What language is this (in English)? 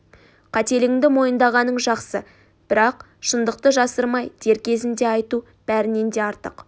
Kazakh